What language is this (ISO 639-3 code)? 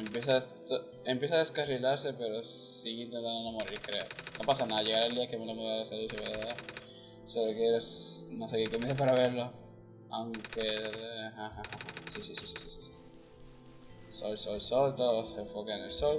spa